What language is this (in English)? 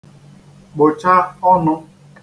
Igbo